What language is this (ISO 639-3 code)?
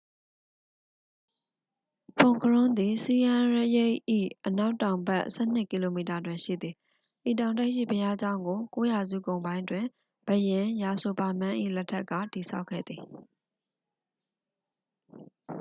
mya